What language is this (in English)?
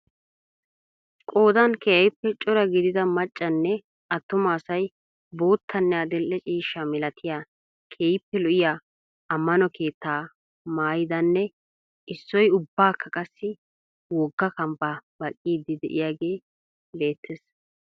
Wolaytta